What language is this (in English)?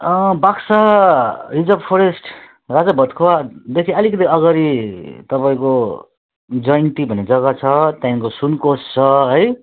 Nepali